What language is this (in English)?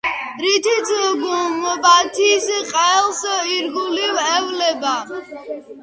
Georgian